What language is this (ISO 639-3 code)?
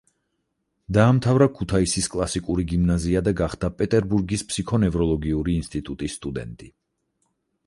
kat